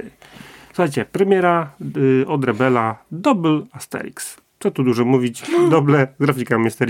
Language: Polish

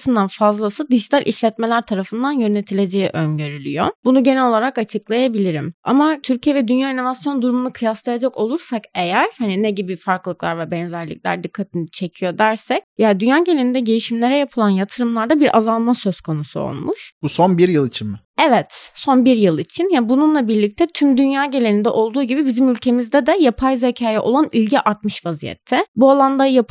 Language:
Turkish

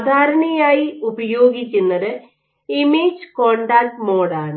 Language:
Malayalam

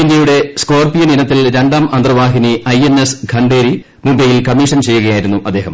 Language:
Malayalam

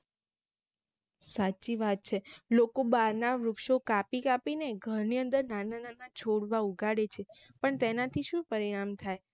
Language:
Gujarati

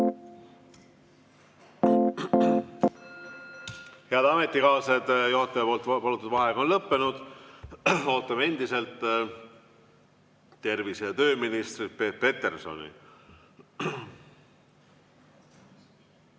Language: Estonian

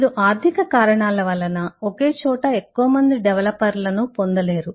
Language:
Telugu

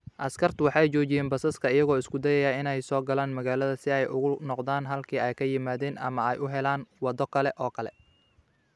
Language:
Somali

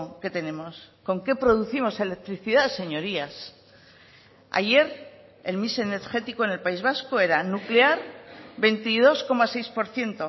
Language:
Spanish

